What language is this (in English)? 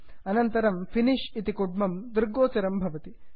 Sanskrit